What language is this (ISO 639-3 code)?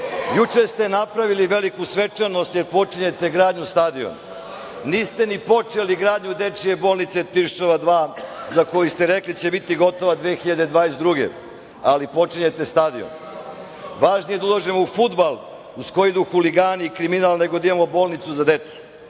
srp